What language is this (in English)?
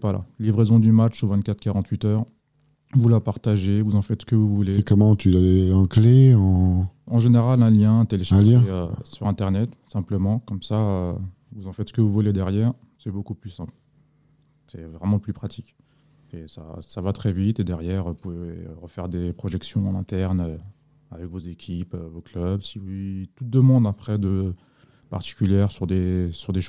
French